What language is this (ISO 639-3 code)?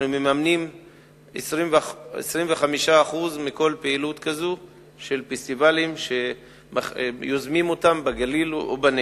heb